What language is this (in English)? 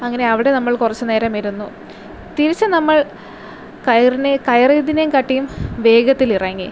Malayalam